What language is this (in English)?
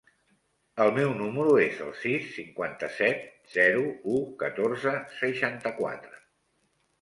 Catalan